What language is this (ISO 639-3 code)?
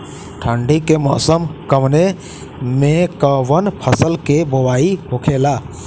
bho